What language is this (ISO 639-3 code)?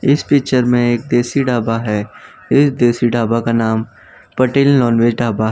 hin